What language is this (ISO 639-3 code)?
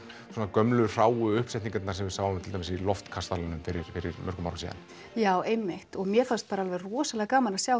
isl